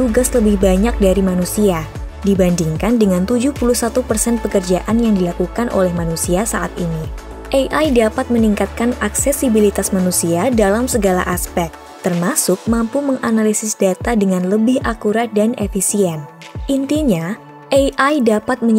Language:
Indonesian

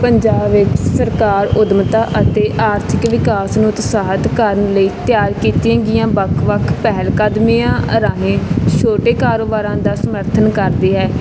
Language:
Punjabi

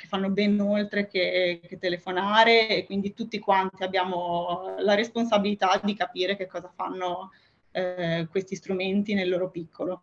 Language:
Italian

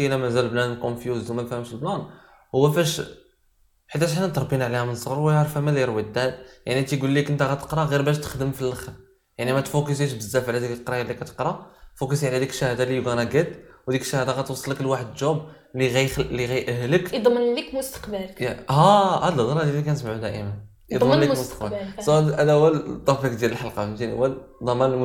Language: Arabic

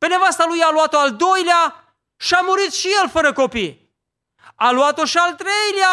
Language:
Romanian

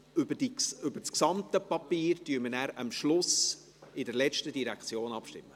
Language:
Swiss German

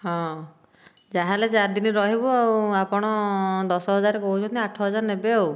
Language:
Odia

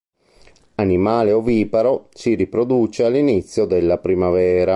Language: Italian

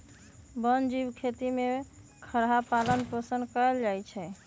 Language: Magahi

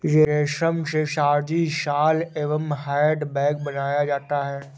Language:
Hindi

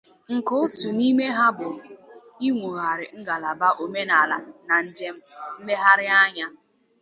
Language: Igbo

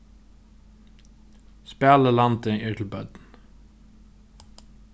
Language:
Faroese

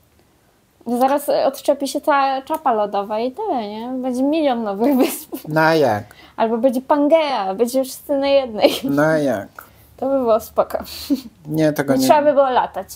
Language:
Polish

